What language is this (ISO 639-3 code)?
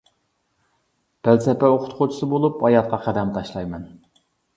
uig